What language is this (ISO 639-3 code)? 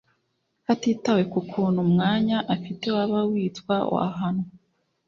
kin